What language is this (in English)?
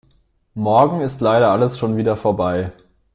German